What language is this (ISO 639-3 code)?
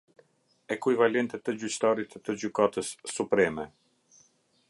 sqi